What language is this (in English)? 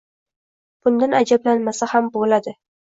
Uzbek